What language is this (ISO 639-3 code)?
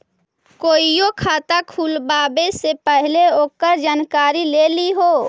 mag